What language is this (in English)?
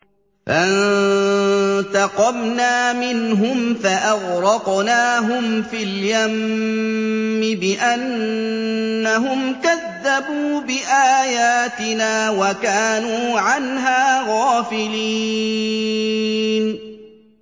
Arabic